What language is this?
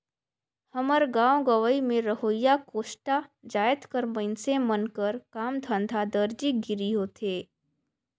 Chhattisgarhi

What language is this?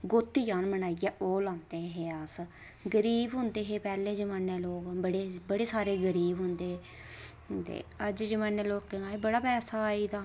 Dogri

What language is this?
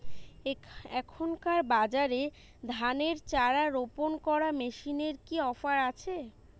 Bangla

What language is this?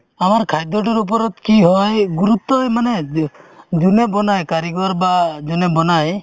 Assamese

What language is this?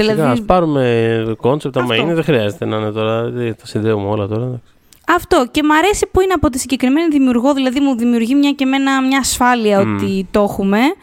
Greek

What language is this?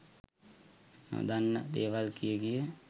Sinhala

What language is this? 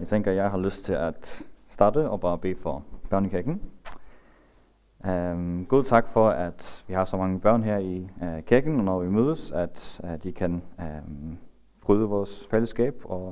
Danish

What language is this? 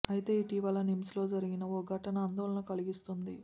Telugu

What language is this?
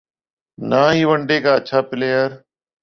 Urdu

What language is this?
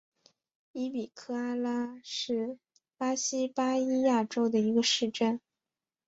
Chinese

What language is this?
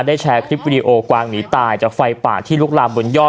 Thai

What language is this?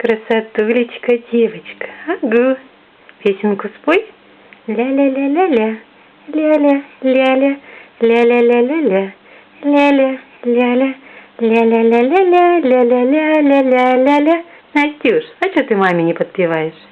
Russian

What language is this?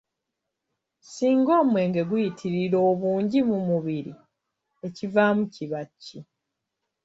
Ganda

